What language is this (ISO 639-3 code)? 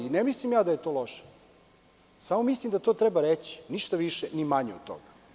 srp